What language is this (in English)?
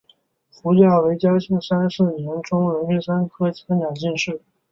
Chinese